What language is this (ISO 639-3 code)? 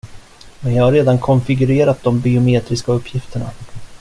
swe